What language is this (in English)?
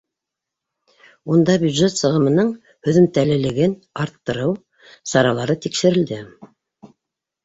Bashkir